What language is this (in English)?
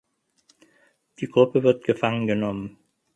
German